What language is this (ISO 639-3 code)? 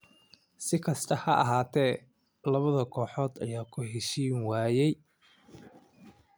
som